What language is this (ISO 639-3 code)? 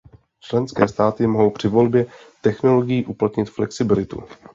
ces